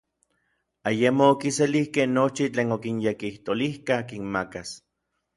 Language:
Orizaba Nahuatl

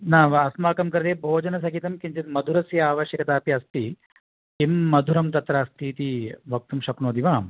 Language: Sanskrit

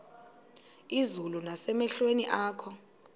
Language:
Xhosa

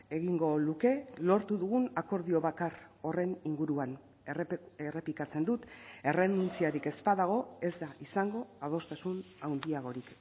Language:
Basque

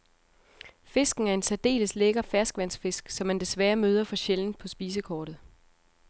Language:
Danish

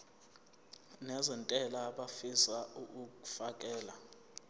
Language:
Zulu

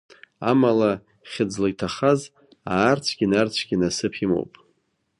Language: Abkhazian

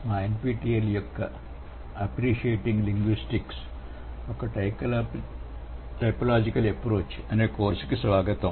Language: Telugu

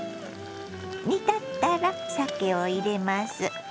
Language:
Japanese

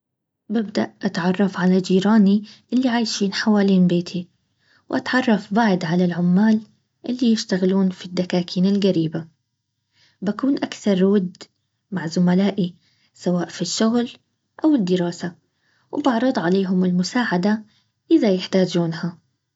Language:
Baharna Arabic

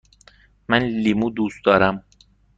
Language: Persian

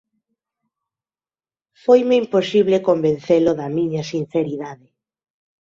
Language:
Galician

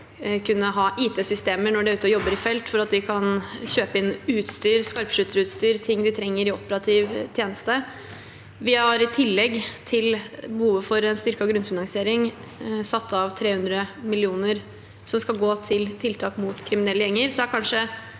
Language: Norwegian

